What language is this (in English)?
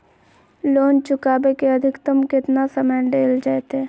Magahi